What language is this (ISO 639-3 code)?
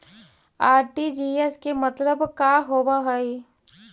mag